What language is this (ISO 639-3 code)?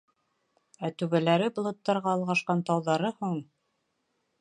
bak